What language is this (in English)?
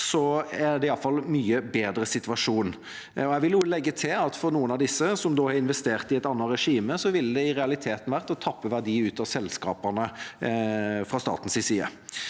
Norwegian